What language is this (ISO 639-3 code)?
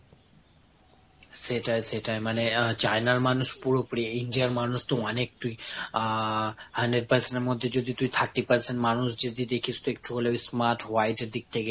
ben